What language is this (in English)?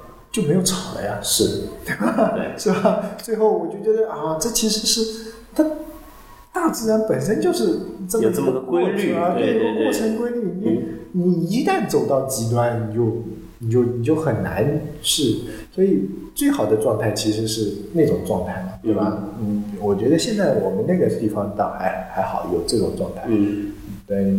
Chinese